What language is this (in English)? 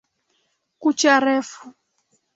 Swahili